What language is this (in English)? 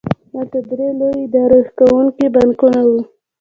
Pashto